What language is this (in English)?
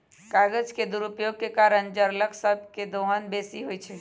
Magahi